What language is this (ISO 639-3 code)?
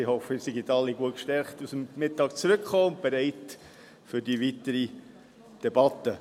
gsw